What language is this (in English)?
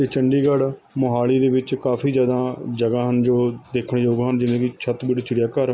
Punjabi